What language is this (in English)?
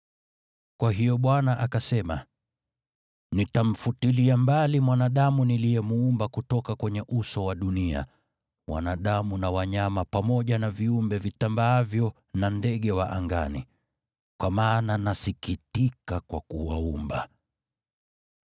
Swahili